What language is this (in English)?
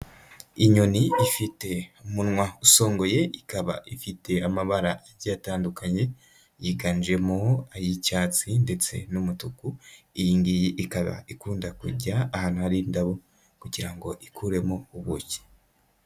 Kinyarwanda